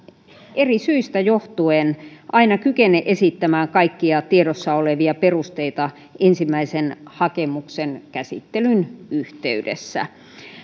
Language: Finnish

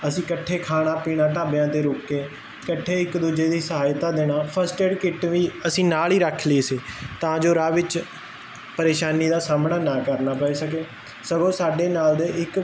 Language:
Punjabi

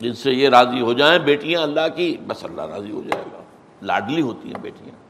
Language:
Urdu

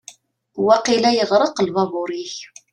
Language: Kabyle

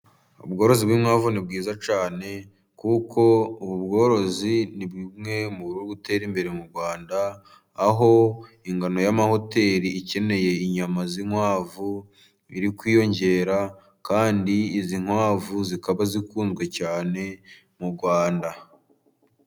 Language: Kinyarwanda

